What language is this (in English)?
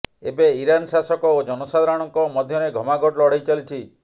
Odia